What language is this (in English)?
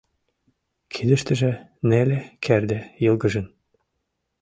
Mari